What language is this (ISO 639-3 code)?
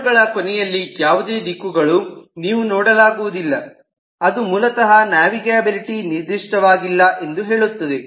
kan